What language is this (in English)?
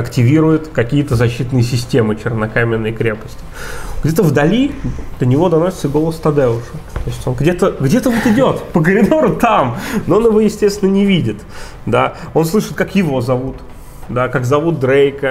Russian